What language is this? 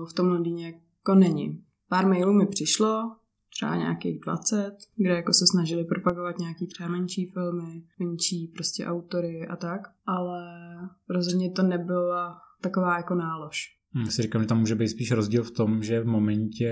Czech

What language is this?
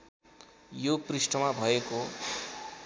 Nepali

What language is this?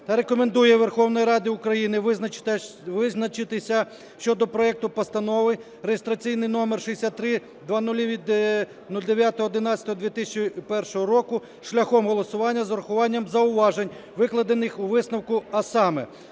Ukrainian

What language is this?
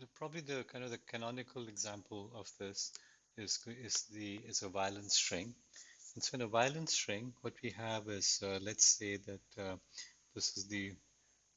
English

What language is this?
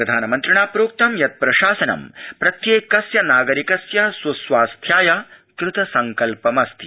Sanskrit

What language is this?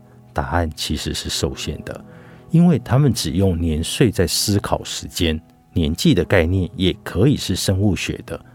Chinese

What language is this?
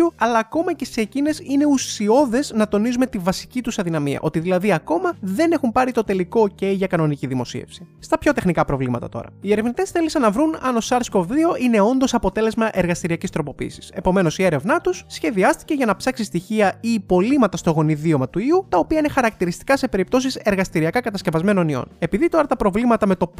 Greek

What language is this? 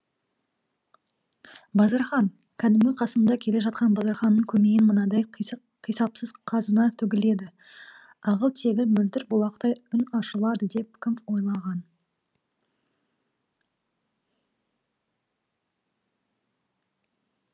Kazakh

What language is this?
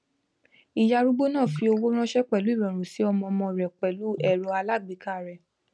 Yoruba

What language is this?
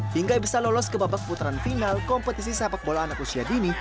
Indonesian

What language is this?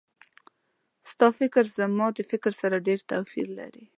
Pashto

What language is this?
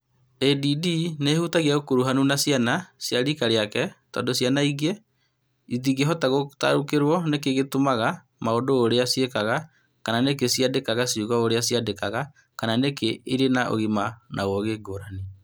Kikuyu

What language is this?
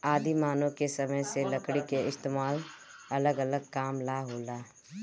Bhojpuri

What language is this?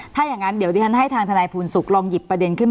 Thai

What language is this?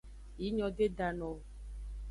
Aja (Benin)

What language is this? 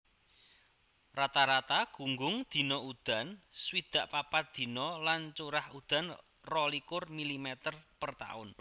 Javanese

